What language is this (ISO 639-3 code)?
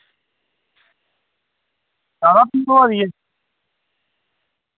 doi